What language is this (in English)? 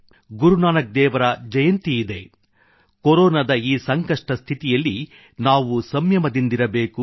Kannada